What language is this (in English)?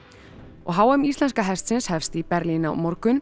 Icelandic